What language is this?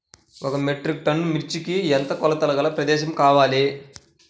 Telugu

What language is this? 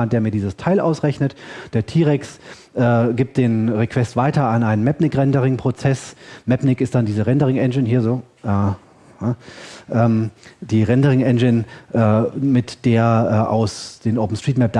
German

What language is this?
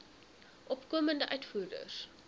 Afrikaans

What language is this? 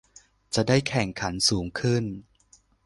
Thai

